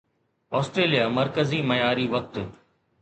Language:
Sindhi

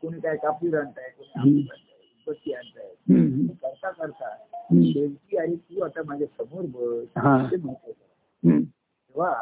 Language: Marathi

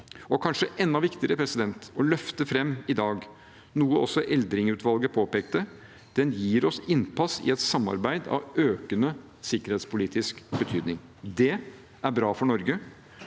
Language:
Norwegian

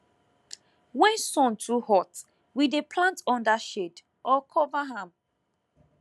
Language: Nigerian Pidgin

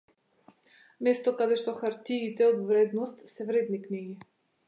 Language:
Macedonian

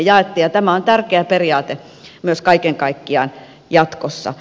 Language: Finnish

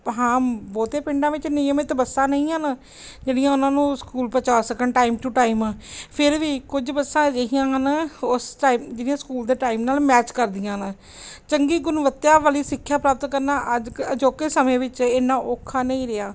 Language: Punjabi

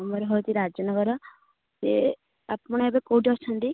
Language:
Odia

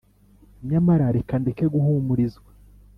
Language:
Kinyarwanda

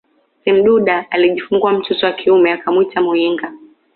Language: Swahili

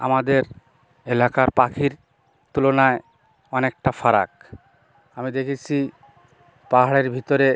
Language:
Bangla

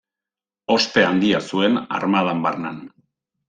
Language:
Basque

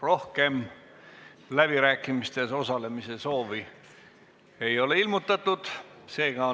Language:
Estonian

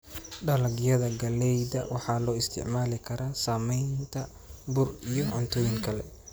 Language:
Somali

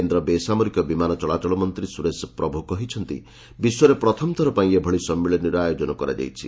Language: Odia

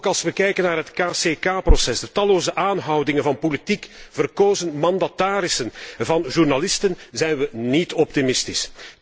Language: Dutch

